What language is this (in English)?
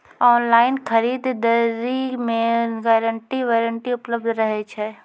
Maithili